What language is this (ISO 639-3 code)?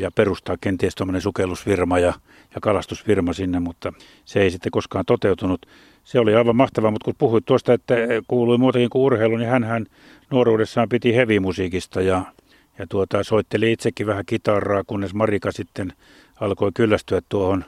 fin